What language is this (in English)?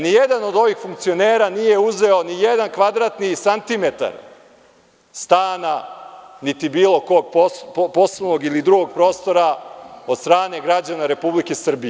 Serbian